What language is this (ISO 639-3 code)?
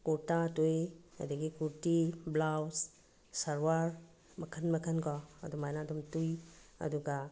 mni